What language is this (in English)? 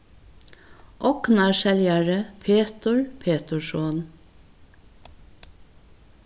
Faroese